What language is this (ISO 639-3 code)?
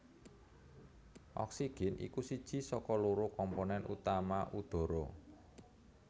jav